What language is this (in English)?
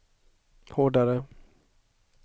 Swedish